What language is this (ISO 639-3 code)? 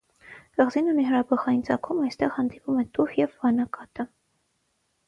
hye